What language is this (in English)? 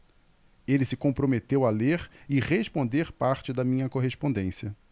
Portuguese